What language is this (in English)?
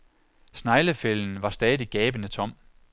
Danish